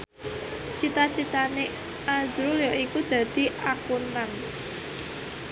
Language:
Javanese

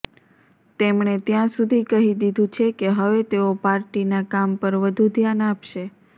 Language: Gujarati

